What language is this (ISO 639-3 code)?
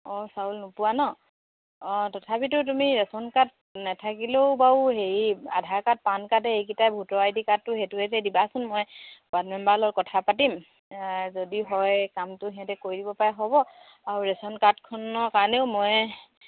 asm